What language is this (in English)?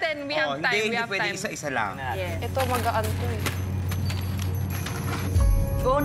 Filipino